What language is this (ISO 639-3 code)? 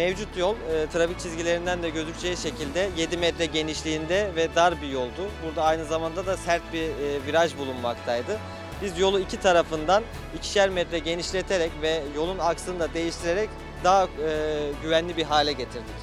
tur